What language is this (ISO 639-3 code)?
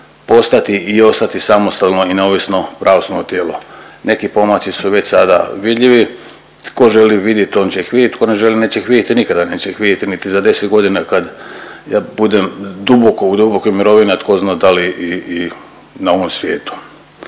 hrv